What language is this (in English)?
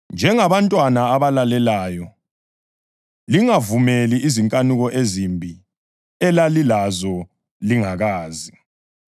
North Ndebele